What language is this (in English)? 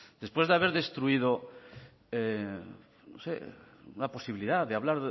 Spanish